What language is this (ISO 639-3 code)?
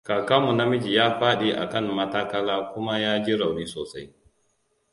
hau